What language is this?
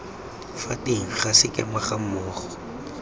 Tswana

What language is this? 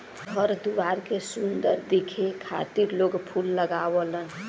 Bhojpuri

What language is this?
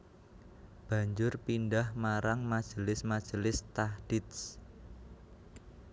Javanese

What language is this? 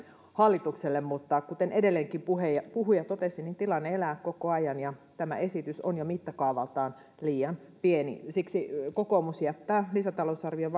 Finnish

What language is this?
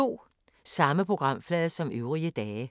Danish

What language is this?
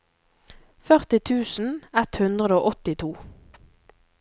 Norwegian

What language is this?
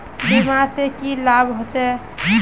Magahi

